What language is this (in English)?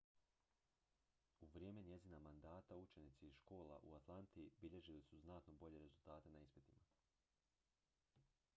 Croatian